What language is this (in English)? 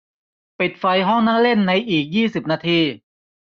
Thai